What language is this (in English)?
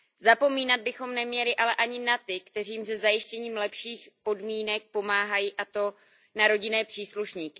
Czech